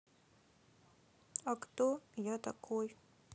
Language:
Russian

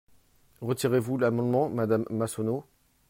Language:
French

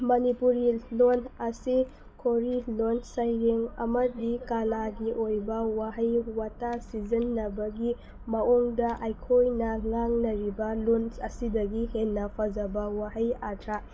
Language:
Manipuri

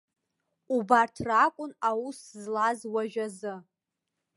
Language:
Abkhazian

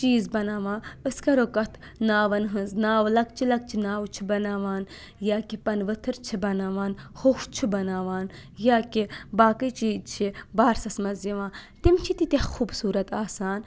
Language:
Kashmiri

